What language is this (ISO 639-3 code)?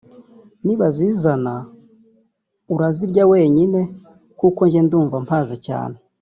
kin